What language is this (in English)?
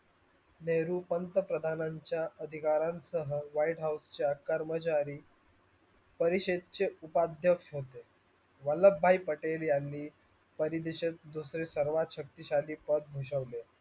Marathi